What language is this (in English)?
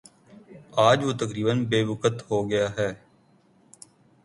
Urdu